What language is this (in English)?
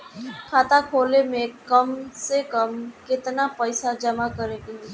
Bhojpuri